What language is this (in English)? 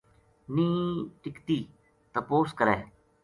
Gujari